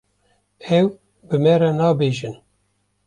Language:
Kurdish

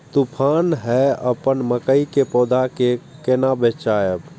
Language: Maithili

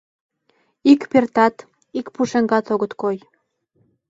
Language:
Mari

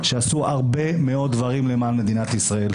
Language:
Hebrew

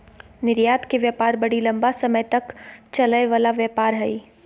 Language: Magahi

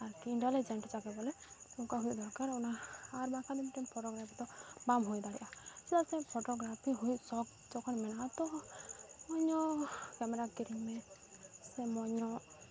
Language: Santali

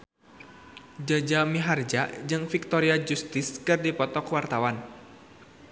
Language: Sundanese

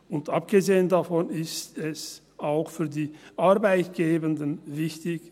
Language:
Swiss German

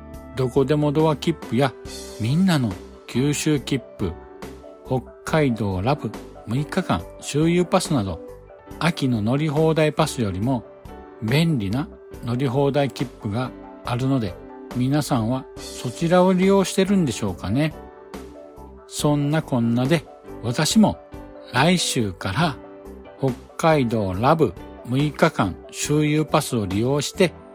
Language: Japanese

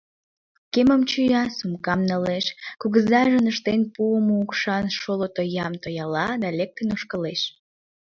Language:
Mari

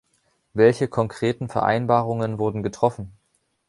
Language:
German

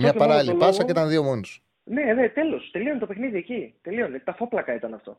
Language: Greek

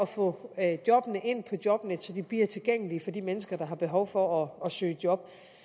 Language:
Danish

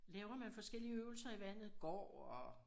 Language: Danish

